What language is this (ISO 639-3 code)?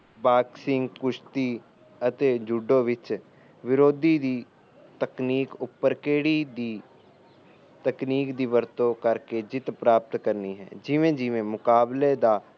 pan